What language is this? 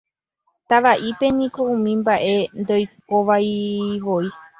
Guarani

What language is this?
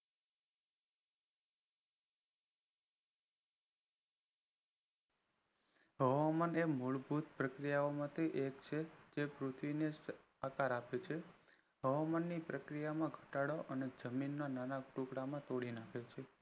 Gujarati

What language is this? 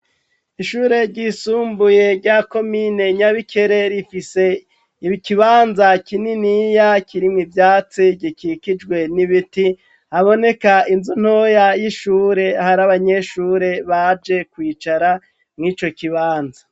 Rundi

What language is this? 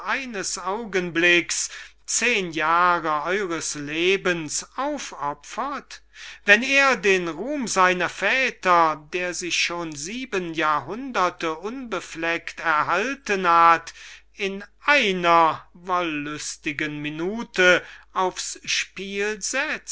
German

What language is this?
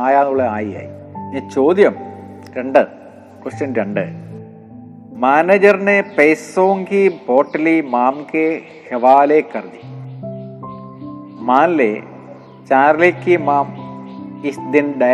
Malayalam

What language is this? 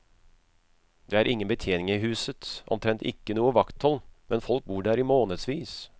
Norwegian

